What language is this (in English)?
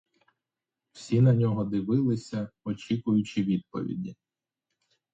Ukrainian